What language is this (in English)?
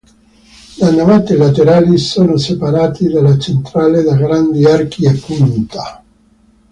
Italian